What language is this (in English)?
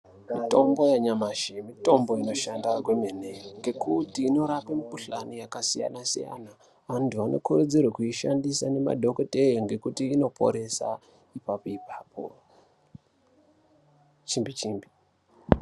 Ndau